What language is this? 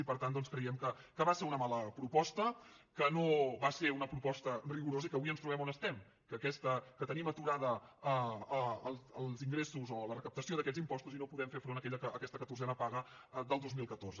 Catalan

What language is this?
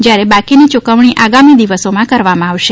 Gujarati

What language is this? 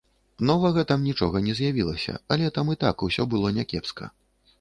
Belarusian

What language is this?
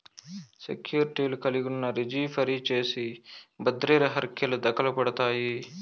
Telugu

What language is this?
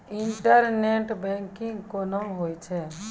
Maithili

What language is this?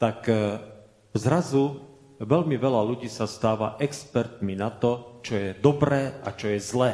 Slovak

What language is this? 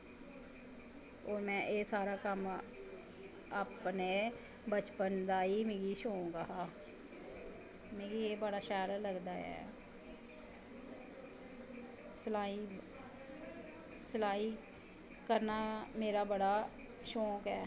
Dogri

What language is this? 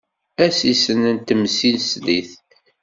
Kabyle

